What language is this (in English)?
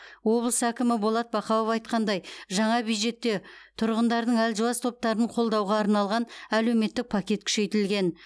Kazakh